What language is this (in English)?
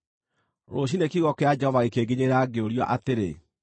Kikuyu